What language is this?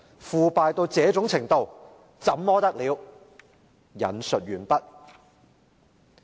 Cantonese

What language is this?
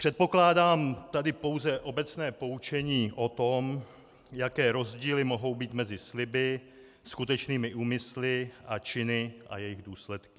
Czech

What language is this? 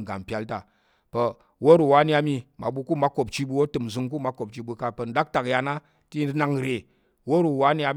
Tarok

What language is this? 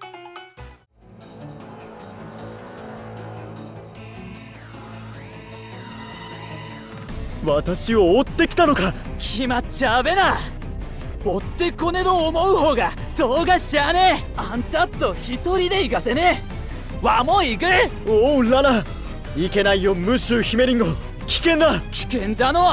Japanese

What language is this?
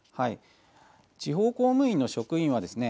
Japanese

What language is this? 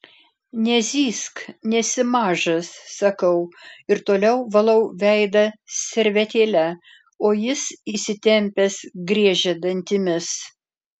Lithuanian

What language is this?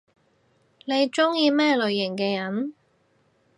Cantonese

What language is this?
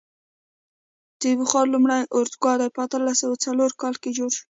Pashto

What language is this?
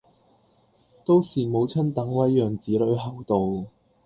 Cantonese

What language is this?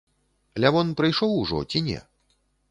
Belarusian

